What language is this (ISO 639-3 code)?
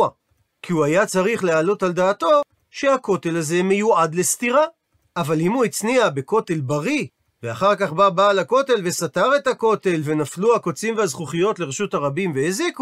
heb